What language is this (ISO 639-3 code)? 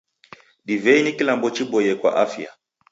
dav